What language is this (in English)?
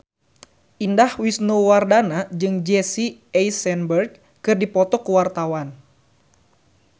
Sundanese